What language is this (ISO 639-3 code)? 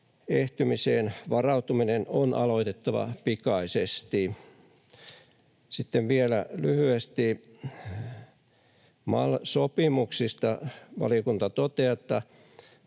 fin